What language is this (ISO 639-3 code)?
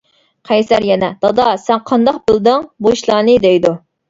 uig